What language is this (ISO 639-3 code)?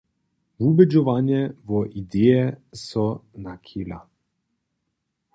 hsb